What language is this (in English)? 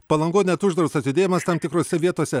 Lithuanian